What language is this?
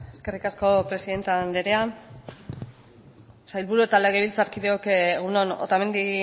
Basque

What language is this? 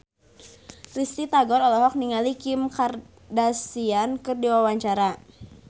Sundanese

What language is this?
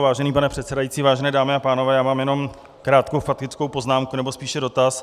Czech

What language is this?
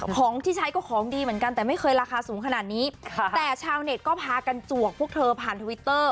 Thai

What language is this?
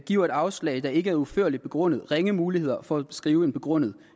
Danish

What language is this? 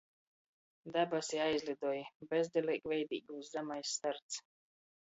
Latgalian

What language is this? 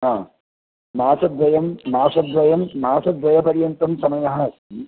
Sanskrit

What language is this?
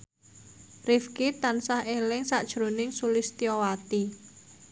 Javanese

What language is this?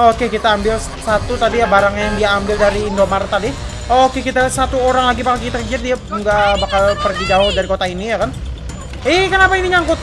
Indonesian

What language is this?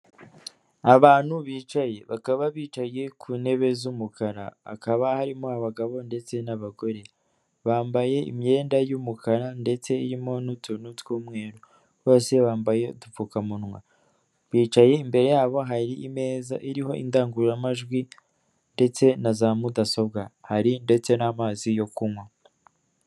Kinyarwanda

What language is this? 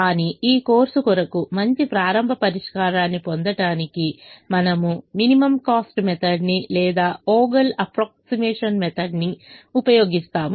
Telugu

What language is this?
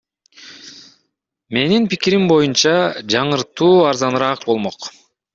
Kyrgyz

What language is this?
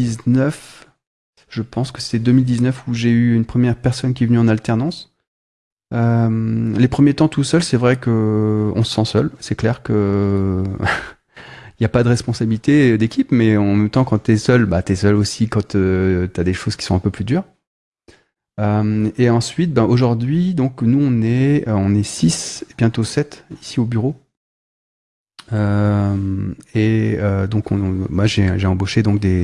French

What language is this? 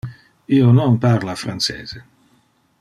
Interlingua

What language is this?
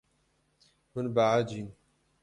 Kurdish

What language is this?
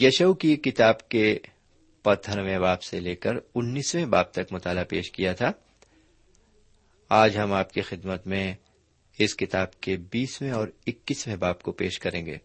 Urdu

